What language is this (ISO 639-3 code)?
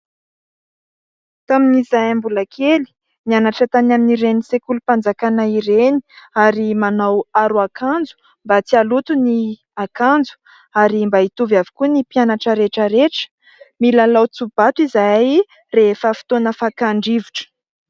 mlg